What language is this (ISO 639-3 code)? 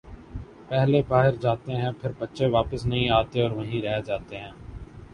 urd